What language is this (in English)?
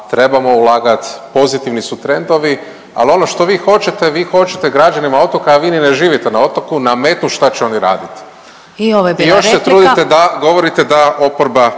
Croatian